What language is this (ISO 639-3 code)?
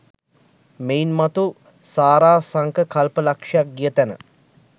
sin